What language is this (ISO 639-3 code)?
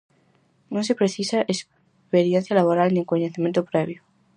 glg